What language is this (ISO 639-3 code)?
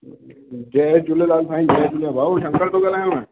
snd